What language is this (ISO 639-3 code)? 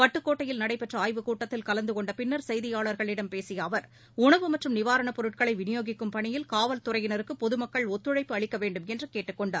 tam